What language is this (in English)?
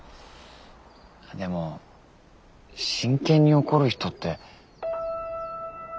Japanese